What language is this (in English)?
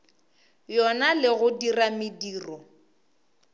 Northern Sotho